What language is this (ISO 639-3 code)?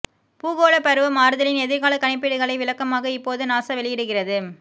tam